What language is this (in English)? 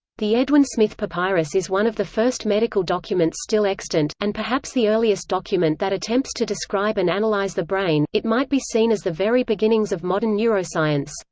English